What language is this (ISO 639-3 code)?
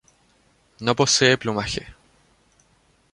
spa